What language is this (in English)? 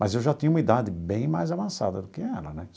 Portuguese